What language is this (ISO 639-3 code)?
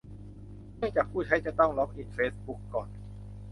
tha